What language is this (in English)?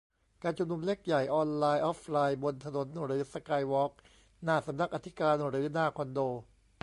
Thai